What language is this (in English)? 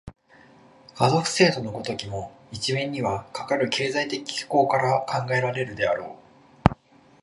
Japanese